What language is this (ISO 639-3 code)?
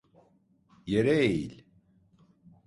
tur